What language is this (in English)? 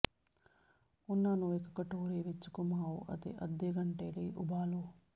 Punjabi